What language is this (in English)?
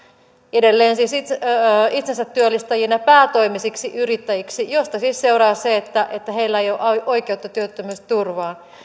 Finnish